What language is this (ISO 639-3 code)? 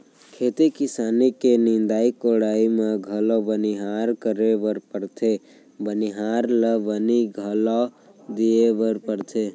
hne